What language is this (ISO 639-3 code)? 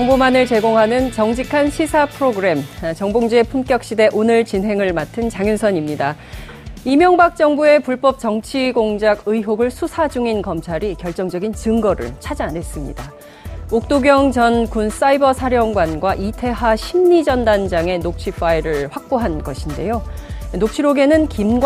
kor